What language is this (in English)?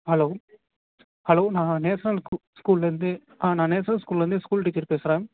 Tamil